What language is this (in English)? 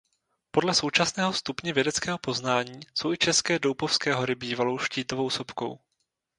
Czech